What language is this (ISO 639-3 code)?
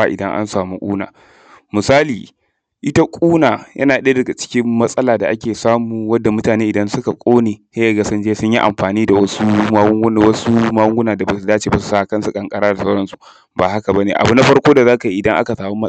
hau